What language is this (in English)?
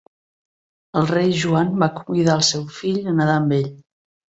Catalan